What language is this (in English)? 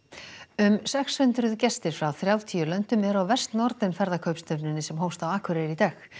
Icelandic